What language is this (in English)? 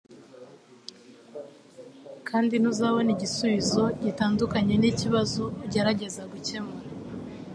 Kinyarwanda